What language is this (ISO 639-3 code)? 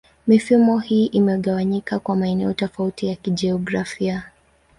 swa